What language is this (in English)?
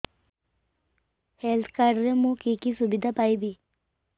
Odia